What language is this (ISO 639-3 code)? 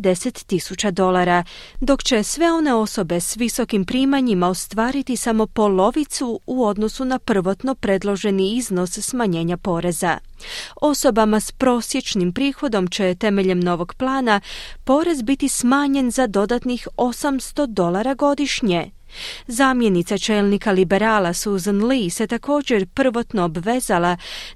hrv